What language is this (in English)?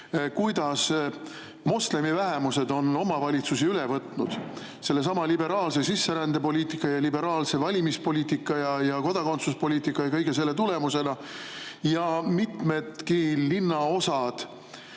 Estonian